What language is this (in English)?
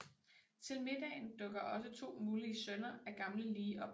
Danish